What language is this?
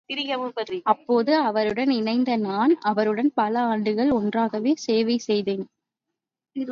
Tamil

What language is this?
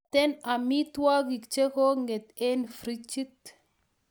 Kalenjin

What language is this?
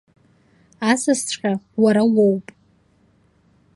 Abkhazian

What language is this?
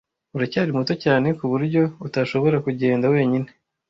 Kinyarwanda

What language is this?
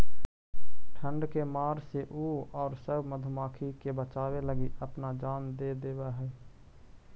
Magahi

